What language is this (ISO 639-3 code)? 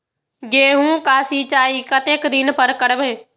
mai